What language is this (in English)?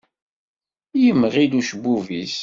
Kabyle